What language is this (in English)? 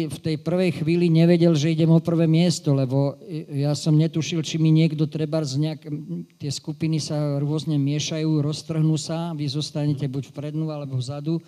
Slovak